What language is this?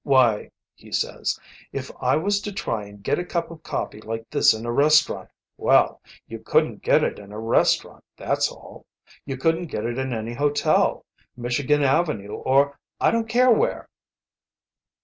English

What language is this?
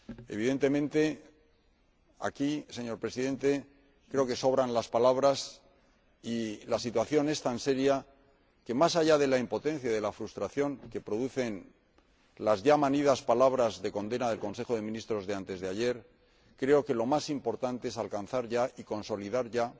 Spanish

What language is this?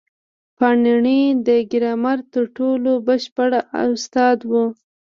Pashto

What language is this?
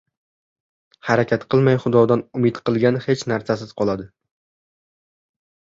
Uzbek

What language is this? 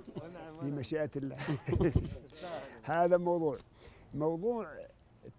Arabic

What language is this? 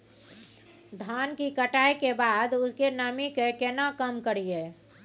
Maithili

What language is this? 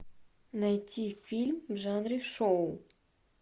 Russian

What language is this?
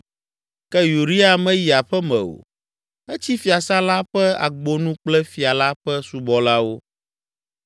Ewe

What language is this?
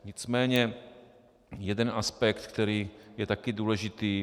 Czech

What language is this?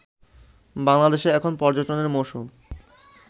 Bangla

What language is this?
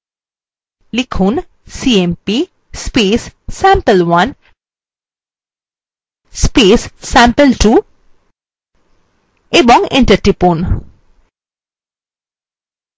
Bangla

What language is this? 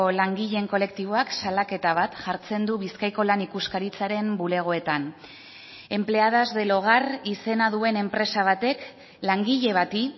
Basque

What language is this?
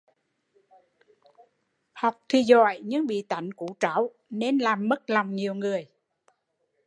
Vietnamese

